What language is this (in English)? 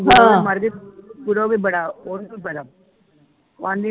Punjabi